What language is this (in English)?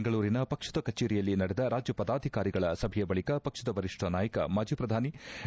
Kannada